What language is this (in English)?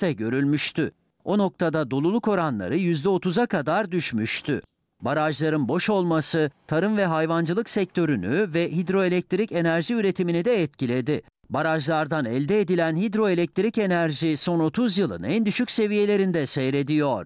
Turkish